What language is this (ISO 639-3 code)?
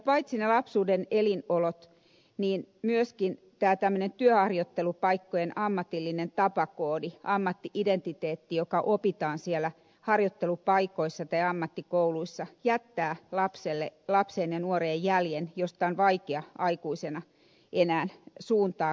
fin